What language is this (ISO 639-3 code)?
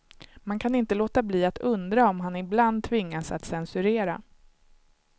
swe